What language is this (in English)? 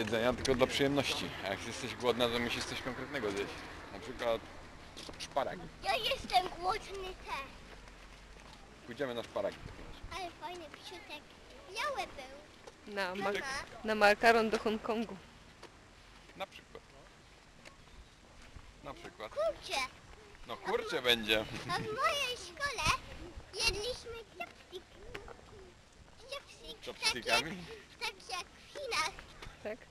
Polish